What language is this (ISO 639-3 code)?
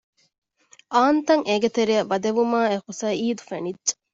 div